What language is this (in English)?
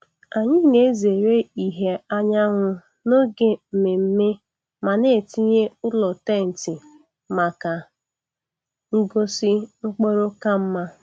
Igbo